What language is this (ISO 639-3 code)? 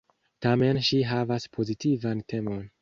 epo